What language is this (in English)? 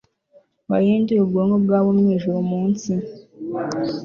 Kinyarwanda